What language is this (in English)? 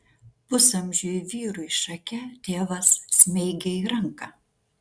Lithuanian